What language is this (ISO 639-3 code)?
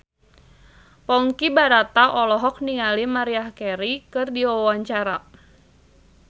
sun